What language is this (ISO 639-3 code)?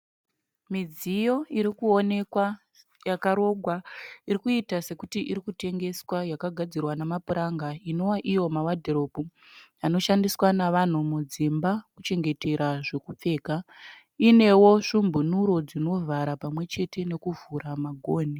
sna